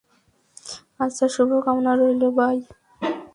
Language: Bangla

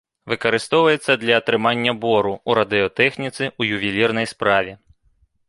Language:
Belarusian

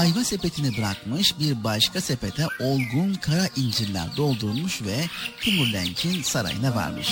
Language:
Turkish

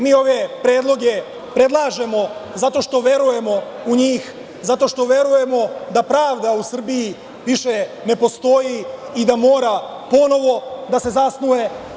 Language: Serbian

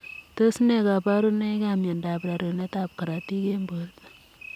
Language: Kalenjin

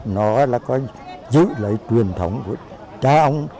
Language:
Vietnamese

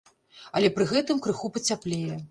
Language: Belarusian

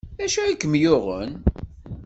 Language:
Kabyle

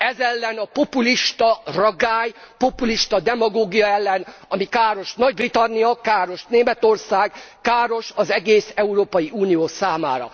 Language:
Hungarian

